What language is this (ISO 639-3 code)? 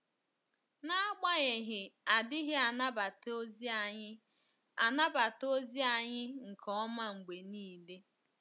ibo